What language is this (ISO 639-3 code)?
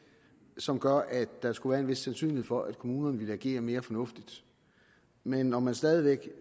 dan